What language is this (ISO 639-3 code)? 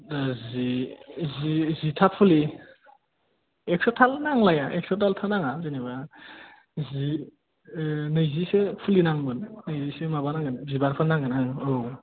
brx